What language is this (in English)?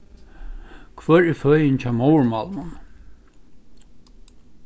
Faroese